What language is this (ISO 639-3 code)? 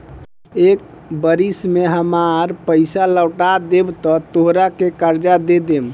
bho